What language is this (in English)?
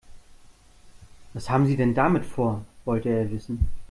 German